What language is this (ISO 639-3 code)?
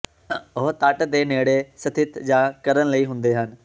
pan